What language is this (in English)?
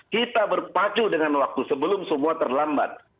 Indonesian